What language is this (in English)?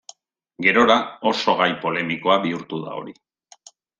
Basque